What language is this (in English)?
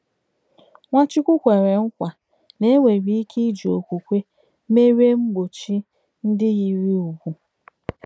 Igbo